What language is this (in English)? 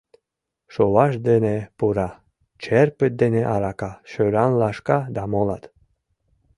Mari